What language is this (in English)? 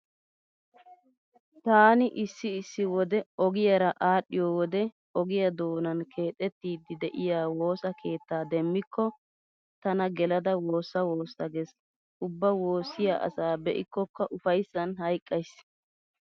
Wolaytta